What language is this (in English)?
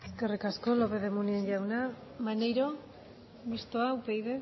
Basque